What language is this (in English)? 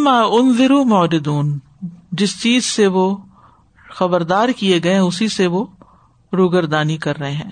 Urdu